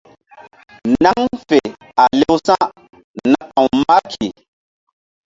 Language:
Mbum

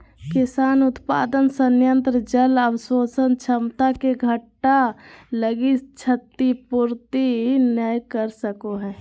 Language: Magahi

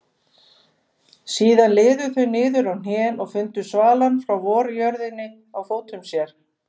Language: Icelandic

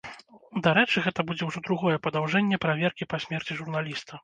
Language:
Belarusian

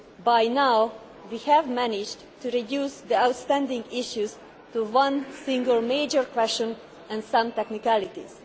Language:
English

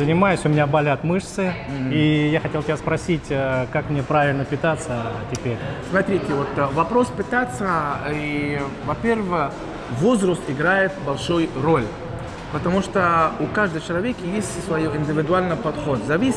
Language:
Russian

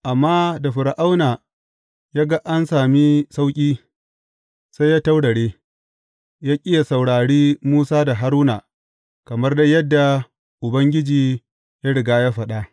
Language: Hausa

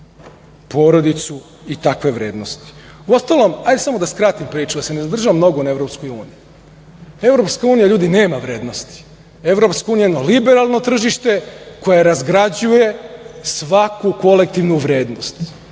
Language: Serbian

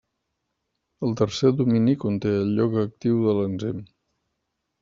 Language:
Catalan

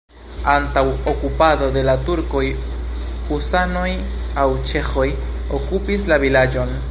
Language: Esperanto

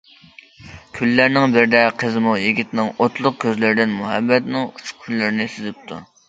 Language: Uyghur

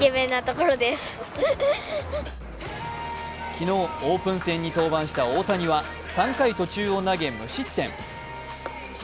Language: Japanese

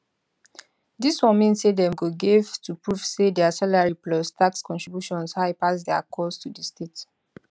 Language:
Nigerian Pidgin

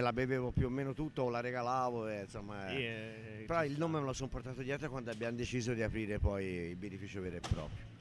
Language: Italian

